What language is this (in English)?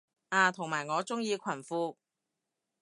Cantonese